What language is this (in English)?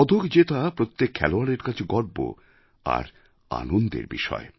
Bangla